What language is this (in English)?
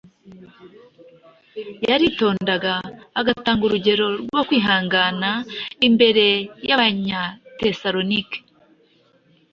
Kinyarwanda